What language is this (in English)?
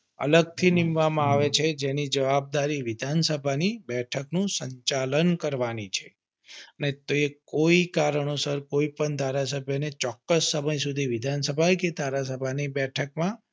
Gujarati